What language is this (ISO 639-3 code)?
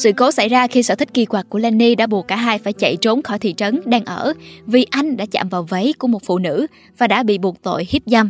vie